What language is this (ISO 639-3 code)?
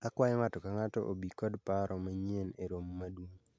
luo